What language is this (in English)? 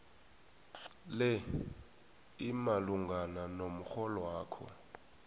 South Ndebele